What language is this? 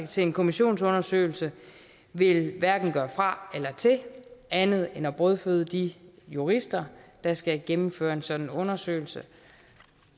Danish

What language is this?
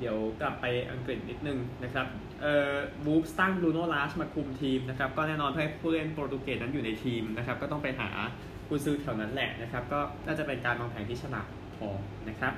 Thai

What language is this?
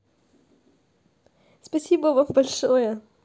Russian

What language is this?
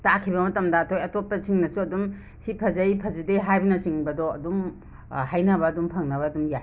Manipuri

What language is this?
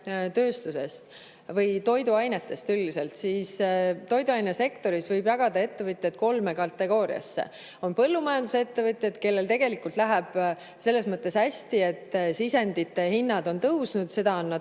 Estonian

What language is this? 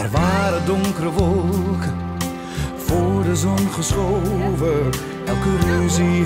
Dutch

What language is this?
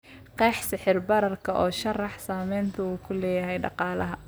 Somali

